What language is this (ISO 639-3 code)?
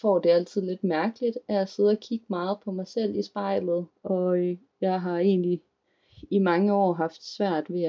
dan